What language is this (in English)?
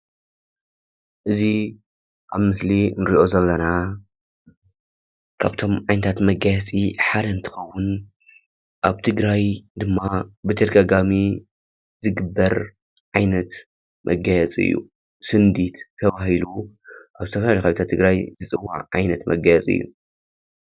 Tigrinya